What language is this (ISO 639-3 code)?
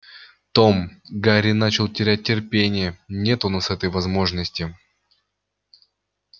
rus